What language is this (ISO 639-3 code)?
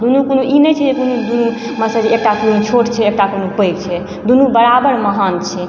mai